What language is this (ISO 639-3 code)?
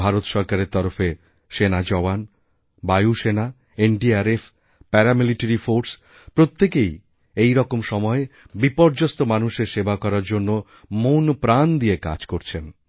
ben